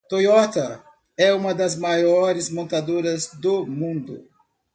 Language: Portuguese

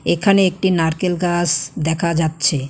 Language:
Bangla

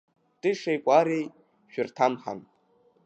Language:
Abkhazian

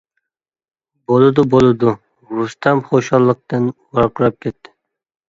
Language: Uyghur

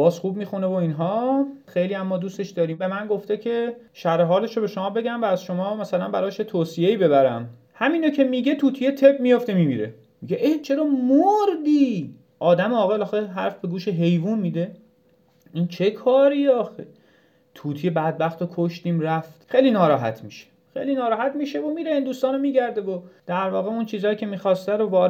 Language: Persian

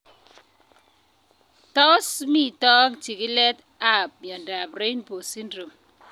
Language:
Kalenjin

